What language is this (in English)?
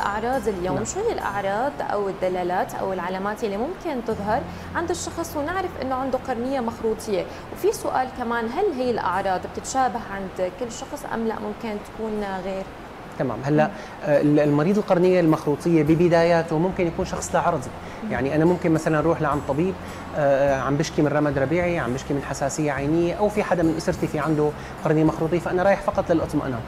Arabic